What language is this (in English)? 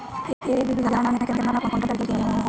Bhojpuri